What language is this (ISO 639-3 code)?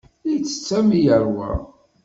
kab